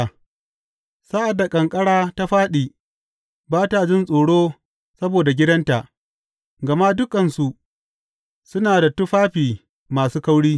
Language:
Hausa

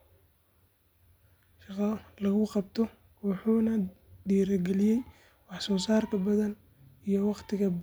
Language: Somali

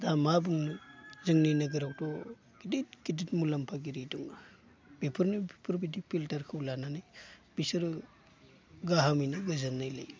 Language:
Bodo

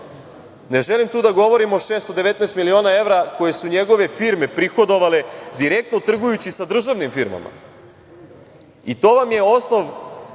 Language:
Serbian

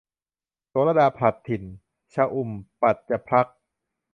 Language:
Thai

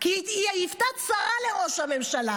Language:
Hebrew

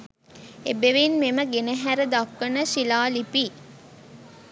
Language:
Sinhala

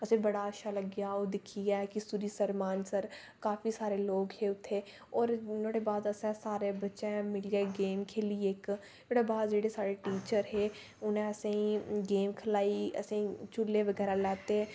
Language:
Dogri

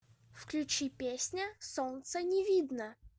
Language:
Russian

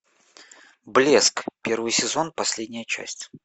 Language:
Russian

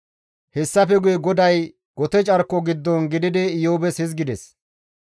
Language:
Gamo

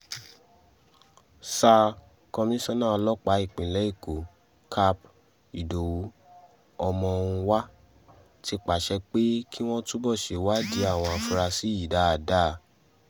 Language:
Yoruba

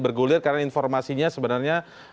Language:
Indonesian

